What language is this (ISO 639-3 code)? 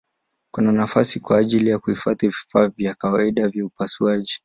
swa